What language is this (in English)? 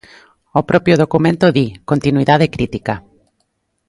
Galician